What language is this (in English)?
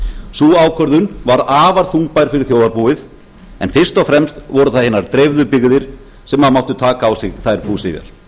Icelandic